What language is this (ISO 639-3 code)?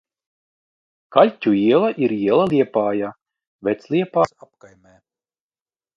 lav